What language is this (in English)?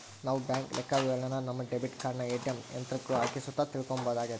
Kannada